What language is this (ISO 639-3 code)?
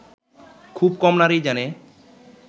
ben